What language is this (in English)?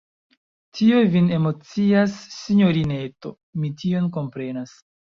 Esperanto